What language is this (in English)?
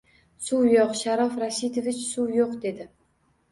Uzbek